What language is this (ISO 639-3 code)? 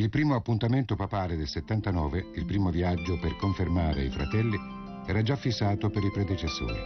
ita